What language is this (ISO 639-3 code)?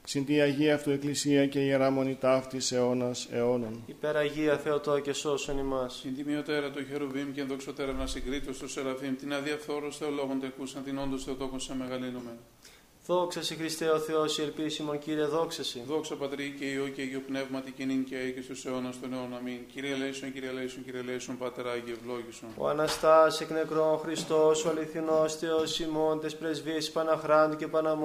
ell